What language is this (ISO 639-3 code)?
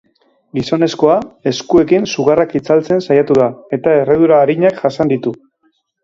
eus